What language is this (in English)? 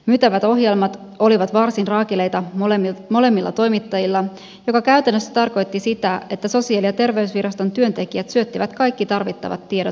Finnish